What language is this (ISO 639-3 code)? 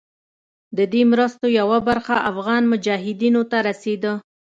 pus